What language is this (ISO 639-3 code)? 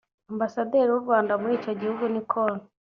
kin